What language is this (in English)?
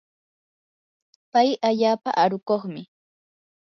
Yanahuanca Pasco Quechua